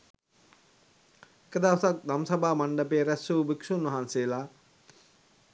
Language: Sinhala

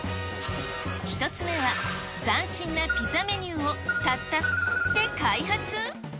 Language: Japanese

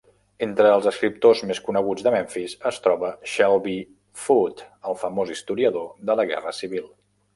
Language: Catalan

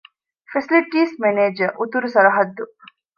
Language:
Divehi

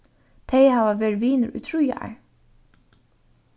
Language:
Faroese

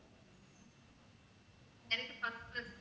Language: Tamil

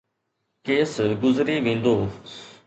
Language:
Sindhi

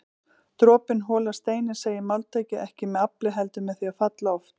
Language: Icelandic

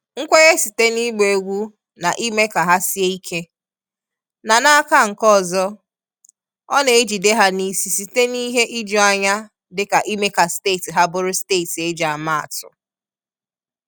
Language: Igbo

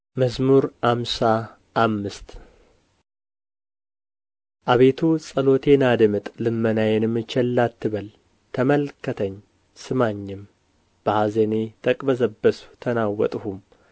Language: Amharic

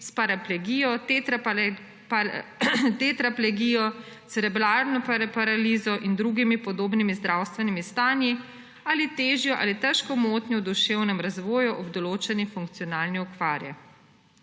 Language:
Slovenian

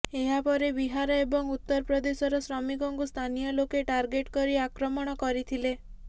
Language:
Odia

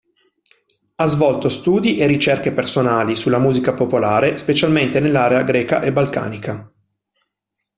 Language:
Italian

